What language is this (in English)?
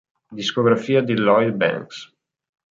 Italian